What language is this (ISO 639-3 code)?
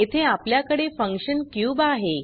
mar